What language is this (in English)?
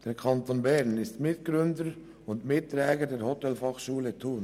Swiss German